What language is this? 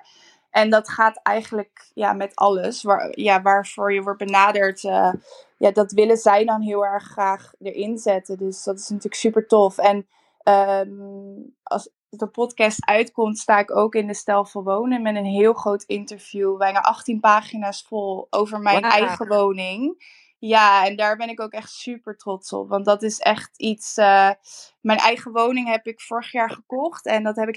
Dutch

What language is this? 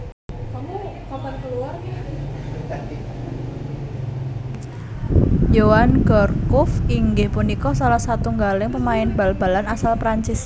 Javanese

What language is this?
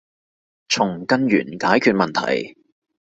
Cantonese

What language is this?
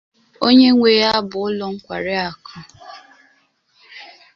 Igbo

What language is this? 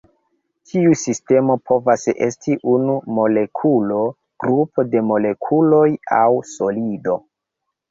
Esperanto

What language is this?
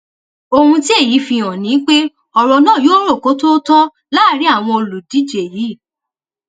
Yoruba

